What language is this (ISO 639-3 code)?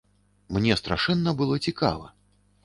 bel